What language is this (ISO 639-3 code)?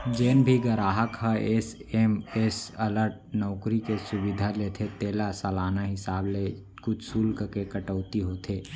hne